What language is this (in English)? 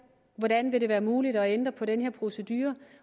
Danish